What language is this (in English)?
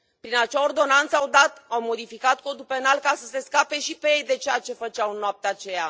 Romanian